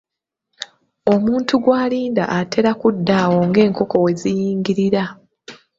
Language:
Ganda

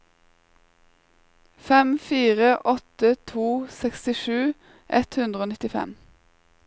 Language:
Norwegian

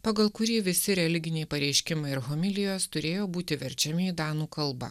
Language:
Lithuanian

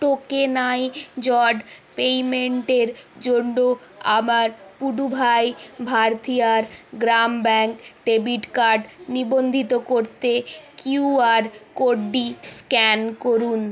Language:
Bangla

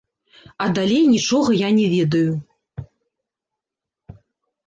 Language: Belarusian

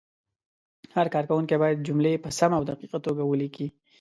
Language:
Pashto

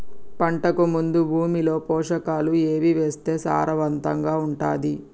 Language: Telugu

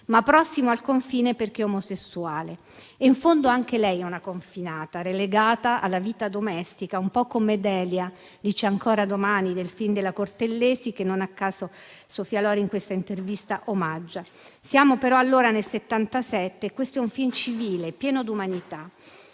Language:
Italian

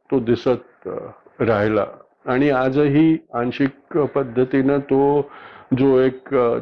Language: Marathi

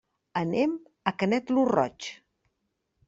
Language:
Catalan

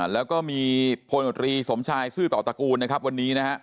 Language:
Thai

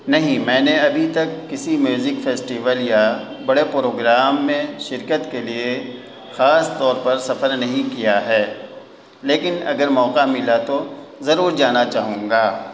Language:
Urdu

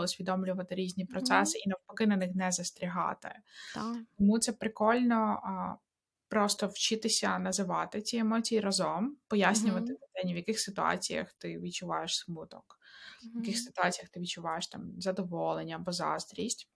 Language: Ukrainian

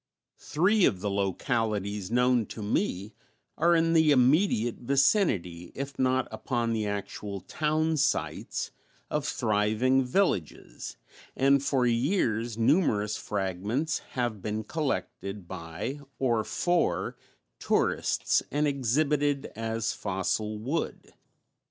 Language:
English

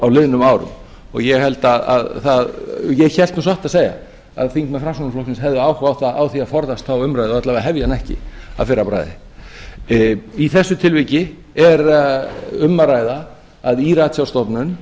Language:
Icelandic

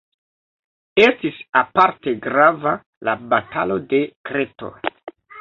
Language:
Esperanto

